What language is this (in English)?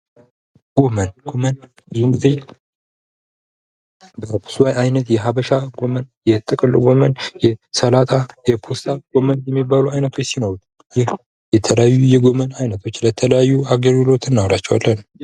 Amharic